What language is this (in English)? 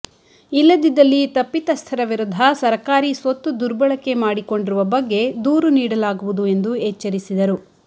Kannada